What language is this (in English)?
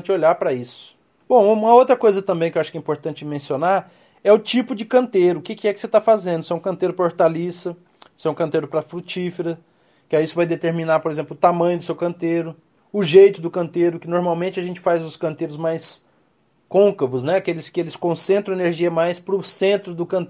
Portuguese